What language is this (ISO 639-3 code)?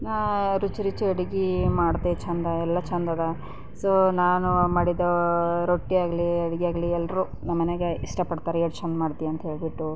kan